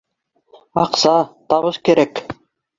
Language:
Bashkir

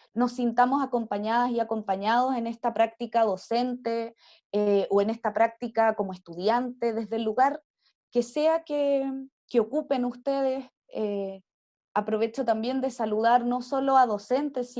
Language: Spanish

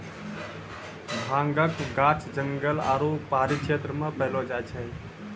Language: Maithili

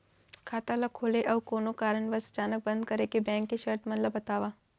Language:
Chhattisgarhi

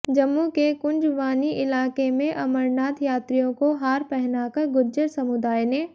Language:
Hindi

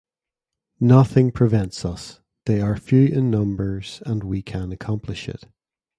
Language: English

